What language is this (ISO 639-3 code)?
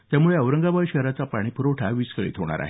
mar